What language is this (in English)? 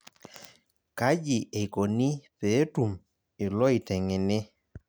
Masai